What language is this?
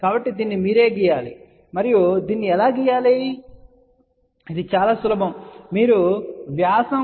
Telugu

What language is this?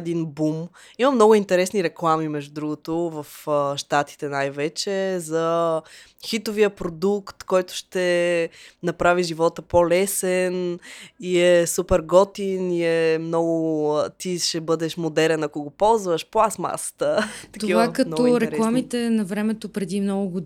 Bulgarian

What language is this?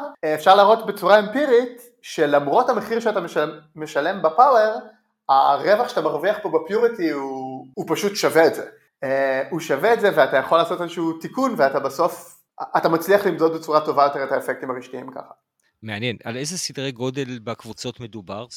Hebrew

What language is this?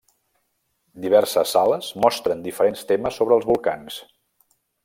Catalan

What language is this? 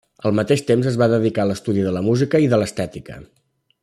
Catalan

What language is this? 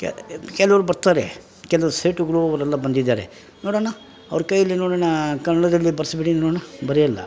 Kannada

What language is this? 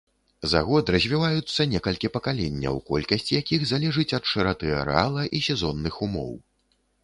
Belarusian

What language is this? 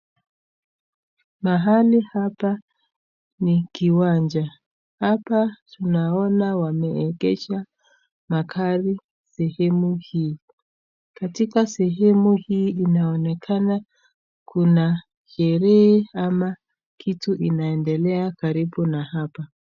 Swahili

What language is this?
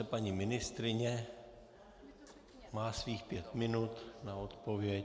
Czech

